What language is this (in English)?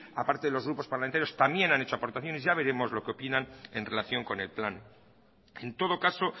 Spanish